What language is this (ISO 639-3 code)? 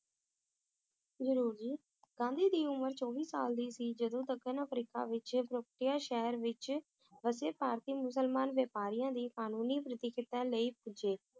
pan